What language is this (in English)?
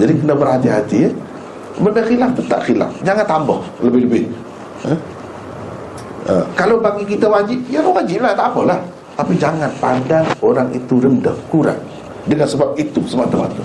Malay